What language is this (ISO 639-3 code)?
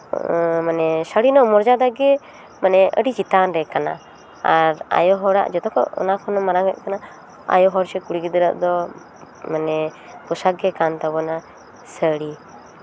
sat